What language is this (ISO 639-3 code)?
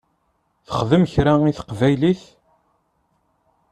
kab